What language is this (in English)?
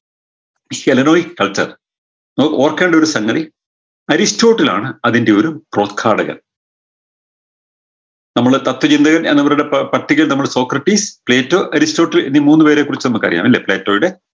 Malayalam